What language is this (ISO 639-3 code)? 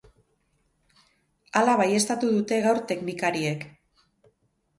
eus